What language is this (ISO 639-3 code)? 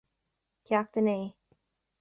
gle